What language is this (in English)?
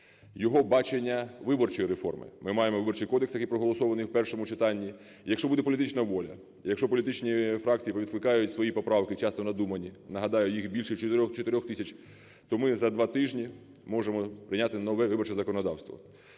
Ukrainian